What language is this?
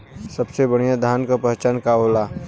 Bhojpuri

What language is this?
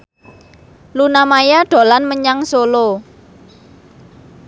Javanese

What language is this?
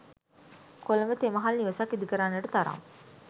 Sinhala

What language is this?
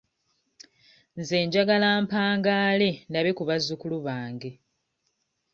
Ganda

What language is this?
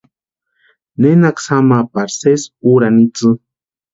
Western Highland Purepecha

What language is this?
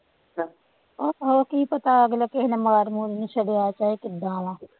Punjabi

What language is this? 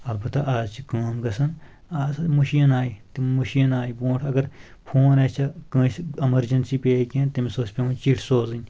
Kashmiri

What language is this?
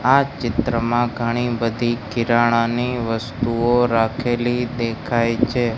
Gujarati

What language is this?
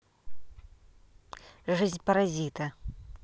Russian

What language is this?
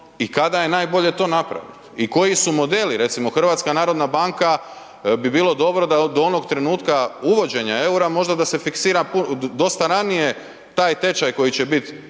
Croatian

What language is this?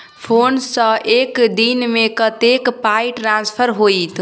Maithili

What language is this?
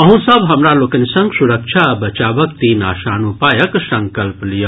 Maithili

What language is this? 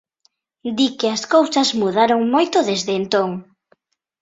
Galician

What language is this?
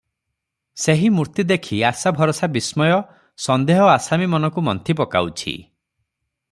Odia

